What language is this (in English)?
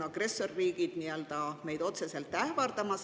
Estonian